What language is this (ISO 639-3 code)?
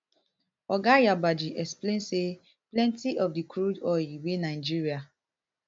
pcm